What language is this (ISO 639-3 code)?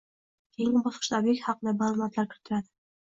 uzb